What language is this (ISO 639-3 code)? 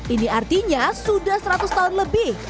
ind